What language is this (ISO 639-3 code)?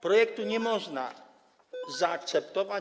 pol